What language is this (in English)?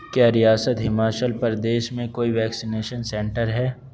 Urdu